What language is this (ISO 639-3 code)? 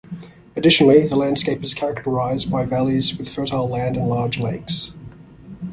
eng